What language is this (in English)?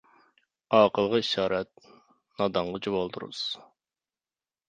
Uyghur